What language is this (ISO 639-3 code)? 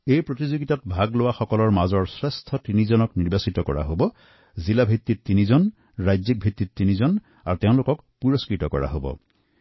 asm